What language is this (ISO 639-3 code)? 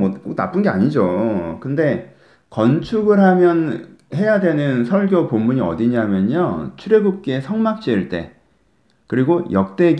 kor